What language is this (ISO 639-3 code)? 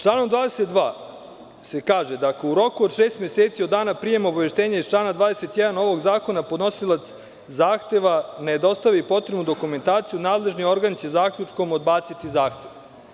srp